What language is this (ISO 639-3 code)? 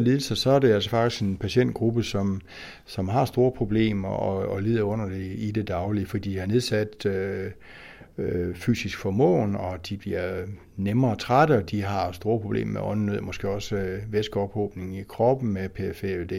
dan